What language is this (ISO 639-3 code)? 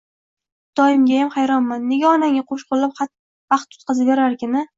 uzb